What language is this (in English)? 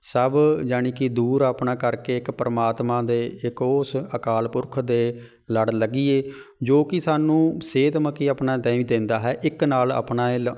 Punjabi